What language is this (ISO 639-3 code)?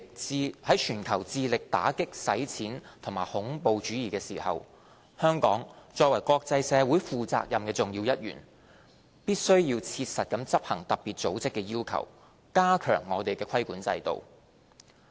yue